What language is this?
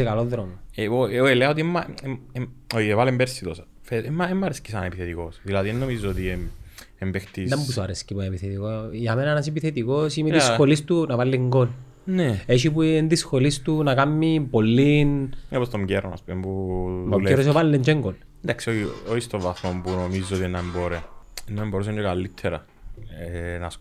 Greek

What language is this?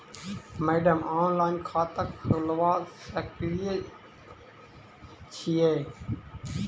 Maithili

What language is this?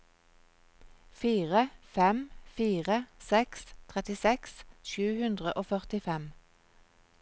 Norwegian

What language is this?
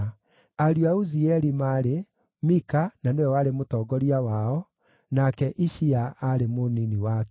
Kikuyu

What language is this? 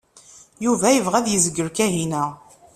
Kabyle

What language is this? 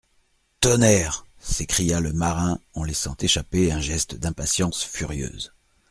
French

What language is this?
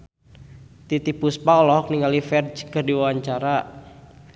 Sundanese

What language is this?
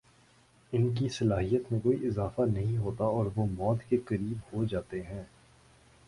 Urdu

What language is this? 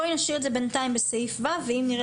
Hebrew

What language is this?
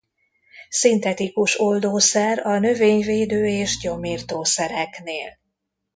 Hungarian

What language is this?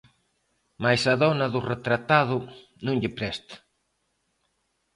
Galician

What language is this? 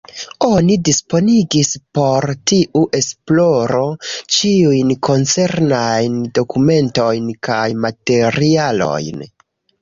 Esperanto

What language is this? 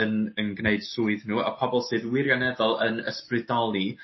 Welsh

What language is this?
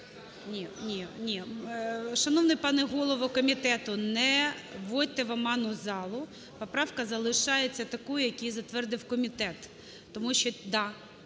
Ukrainian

